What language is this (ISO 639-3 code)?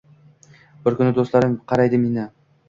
uzb